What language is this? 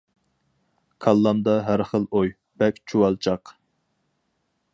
Uyghur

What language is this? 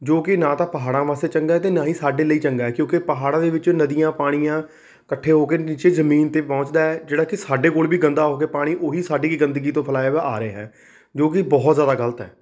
Punjabi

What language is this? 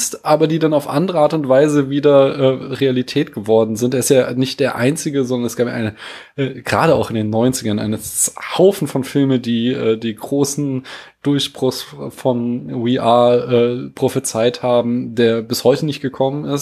German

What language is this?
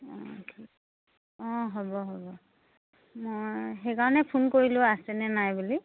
Assamese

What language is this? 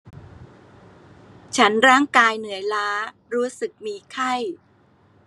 Thai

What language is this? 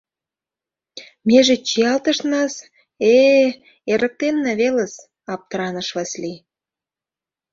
Mari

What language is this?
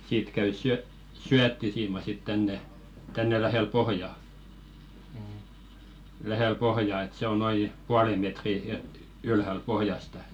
Finnish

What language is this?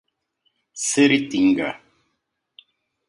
Portuguese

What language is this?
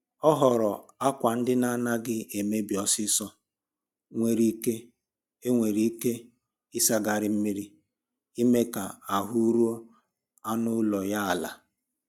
Igbo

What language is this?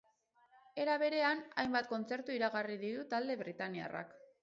Basque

